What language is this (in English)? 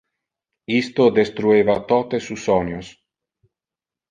Interlingua